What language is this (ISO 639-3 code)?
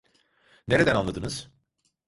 tur